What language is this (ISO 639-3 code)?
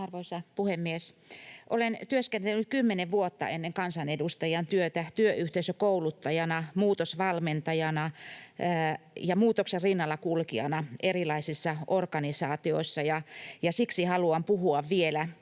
fin